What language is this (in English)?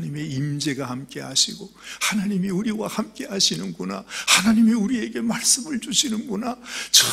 Korean